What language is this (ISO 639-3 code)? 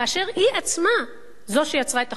heb